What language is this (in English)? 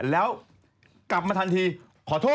Thai